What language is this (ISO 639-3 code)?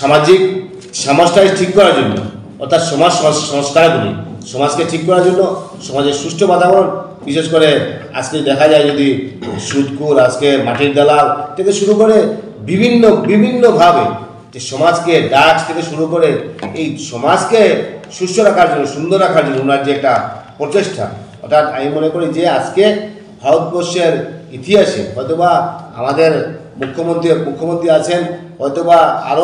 ben